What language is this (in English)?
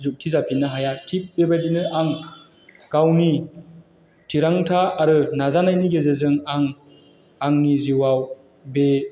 Bodo